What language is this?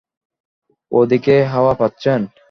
Bangla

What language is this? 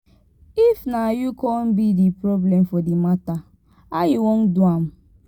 Nigerian Pidgin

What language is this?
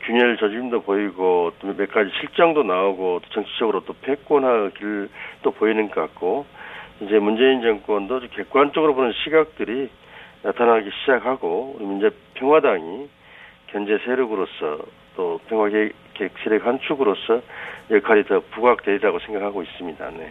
Korean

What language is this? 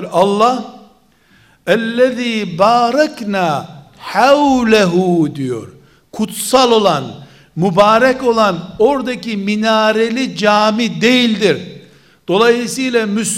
Turkish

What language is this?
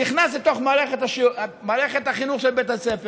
Hebrew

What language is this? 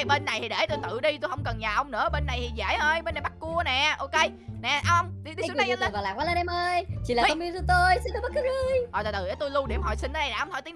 Vietnamese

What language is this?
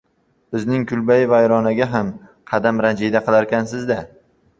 Uzbek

